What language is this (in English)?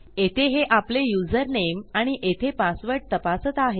Marathi